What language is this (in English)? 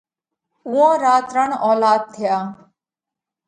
Parkari Koli